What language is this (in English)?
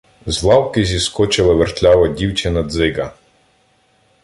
Ukrainian